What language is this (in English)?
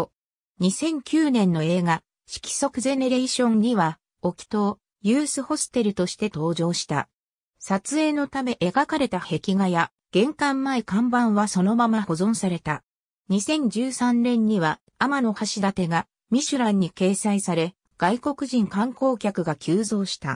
Japanese